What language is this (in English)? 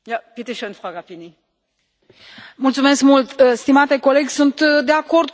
Romanian